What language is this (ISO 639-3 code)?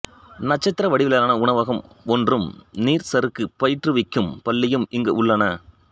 tam